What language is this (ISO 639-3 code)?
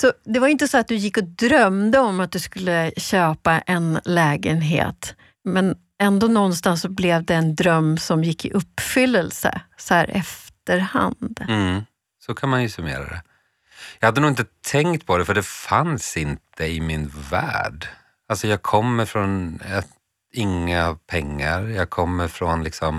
swe